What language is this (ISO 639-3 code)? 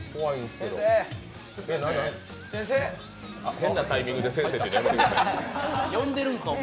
jpn